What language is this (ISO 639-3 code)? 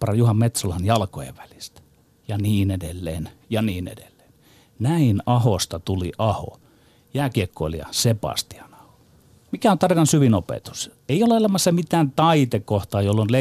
fin